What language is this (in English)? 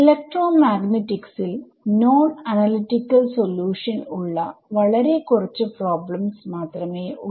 Malayalam